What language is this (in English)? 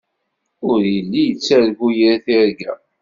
Kabyle